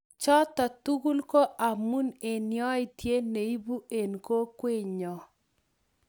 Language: Kalenjin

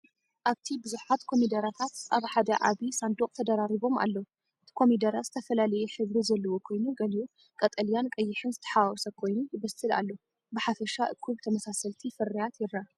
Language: Tigrinya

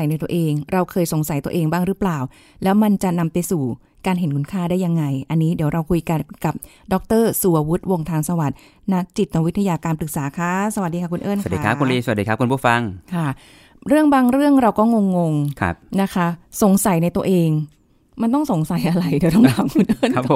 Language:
Thai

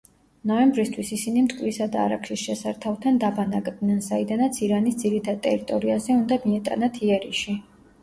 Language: Georgian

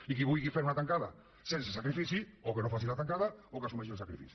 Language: Catalan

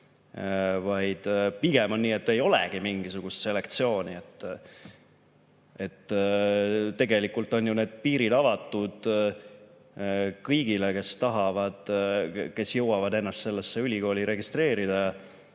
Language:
Estonian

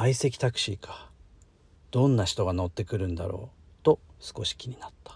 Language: Japanese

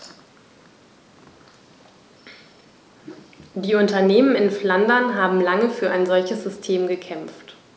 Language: German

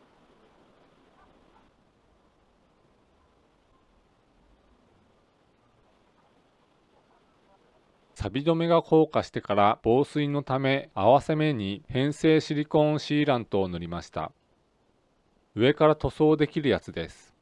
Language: Japanese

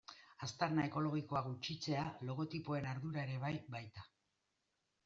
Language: Basque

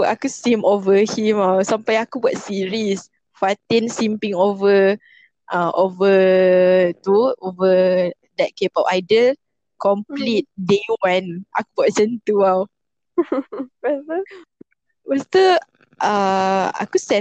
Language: Malay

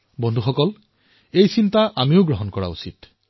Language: Assamese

